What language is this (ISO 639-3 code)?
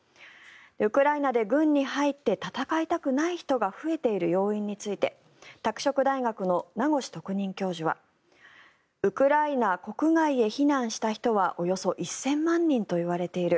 jpn